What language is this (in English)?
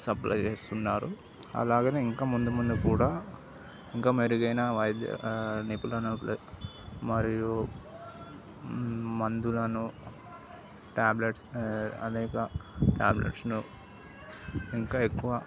Telugu